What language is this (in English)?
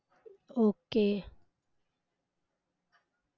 Marathi